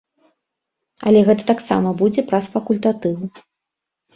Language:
Belarusian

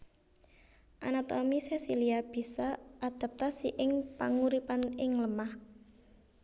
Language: Javanese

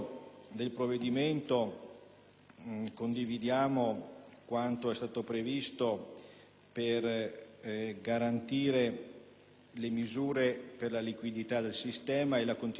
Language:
Italian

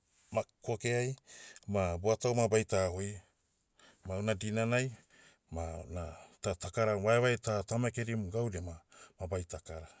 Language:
Motu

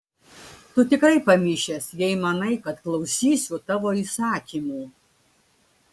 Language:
Lithuanian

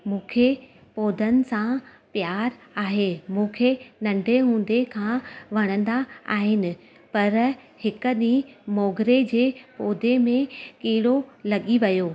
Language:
Sindhi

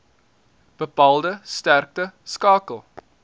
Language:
Afrikaans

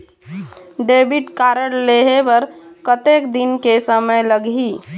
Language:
Chhattisgarhi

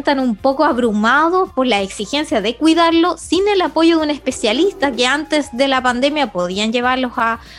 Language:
Spanish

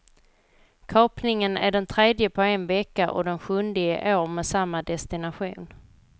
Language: Swedish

